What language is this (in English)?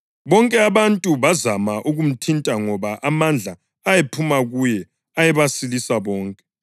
North Ndebele